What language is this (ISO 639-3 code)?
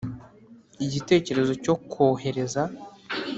kin